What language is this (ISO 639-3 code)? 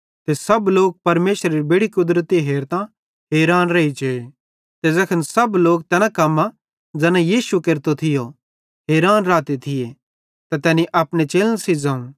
bhd